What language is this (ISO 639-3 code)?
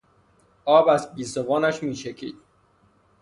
fas